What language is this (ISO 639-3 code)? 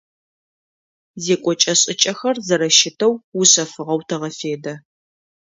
ady